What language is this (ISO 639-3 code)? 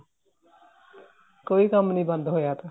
pan